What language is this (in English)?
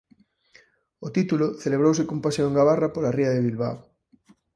Galician